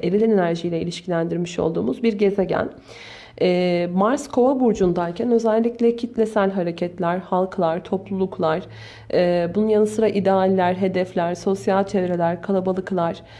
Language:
Turkish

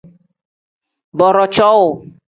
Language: Tem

